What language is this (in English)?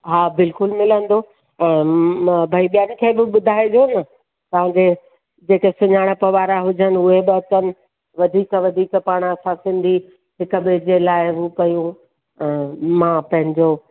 Sindhi